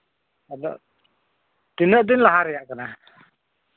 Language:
Santali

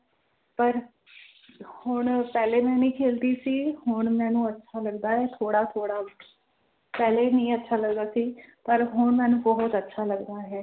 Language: Punjabi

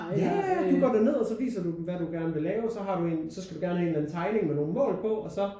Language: Danish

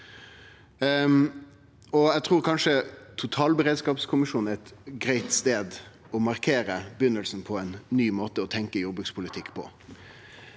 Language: Norwegian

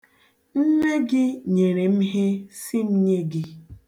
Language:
Igbo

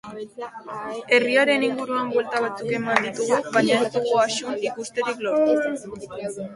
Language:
Basque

